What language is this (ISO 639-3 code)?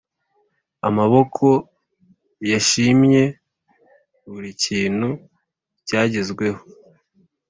kin